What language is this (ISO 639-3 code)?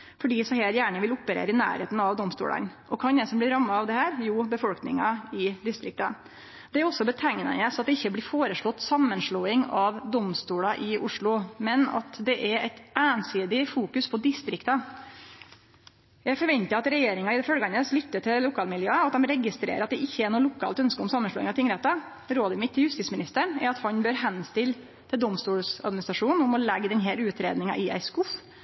nno